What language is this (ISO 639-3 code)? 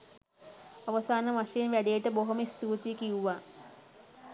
sin